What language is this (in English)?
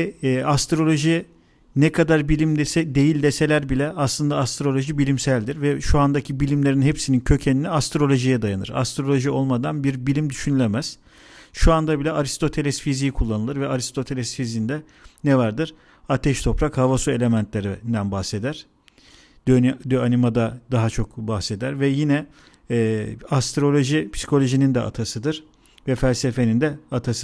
Turkish